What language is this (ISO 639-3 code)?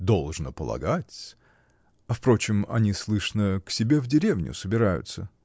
rus